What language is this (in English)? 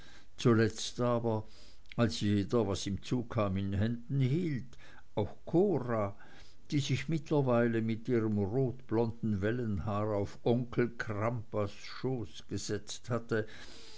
German